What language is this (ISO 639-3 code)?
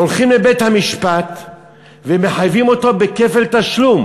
heb